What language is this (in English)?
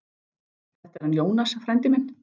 Icelandic